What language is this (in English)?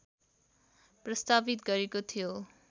Nepali